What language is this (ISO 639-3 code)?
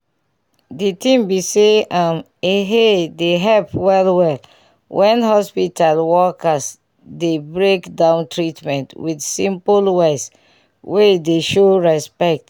pcm